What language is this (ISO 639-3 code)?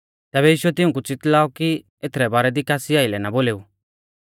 bfz